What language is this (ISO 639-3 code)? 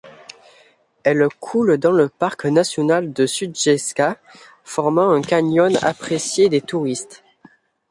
fra